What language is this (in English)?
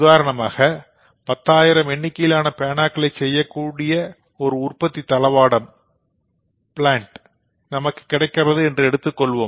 Tamil